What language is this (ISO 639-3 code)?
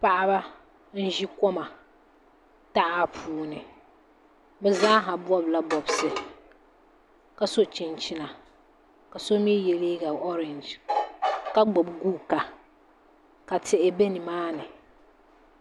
dag